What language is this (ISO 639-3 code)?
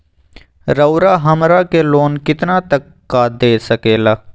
mag